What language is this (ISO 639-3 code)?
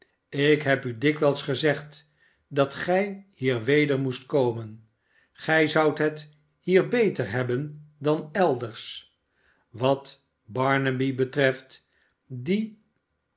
nld